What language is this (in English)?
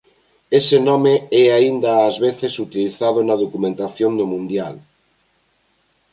Galician